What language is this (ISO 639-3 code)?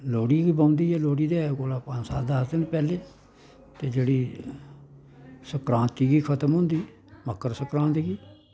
doi